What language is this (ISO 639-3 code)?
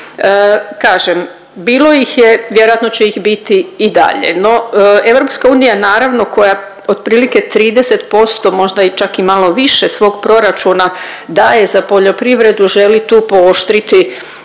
hrv